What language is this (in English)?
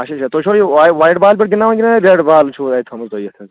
Kashmiri